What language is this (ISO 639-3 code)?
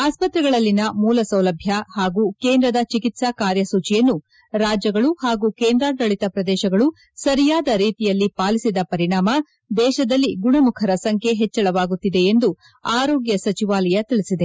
kan